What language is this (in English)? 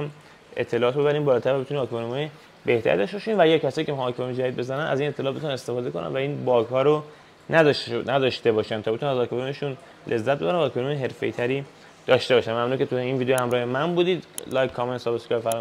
Persian